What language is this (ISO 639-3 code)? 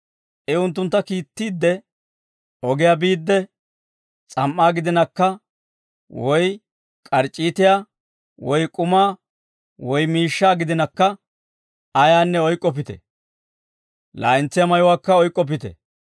dwr